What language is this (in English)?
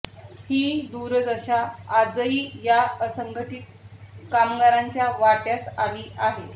Marathi